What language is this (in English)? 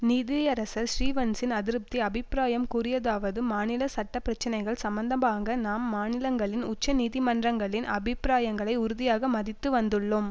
Tamil